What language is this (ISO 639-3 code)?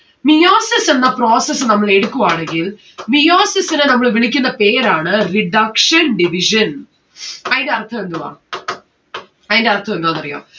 mal